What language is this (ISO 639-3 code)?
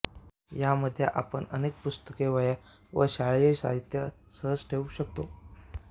mar